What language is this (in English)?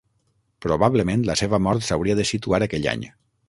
Catalan